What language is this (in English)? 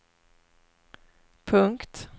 Swedish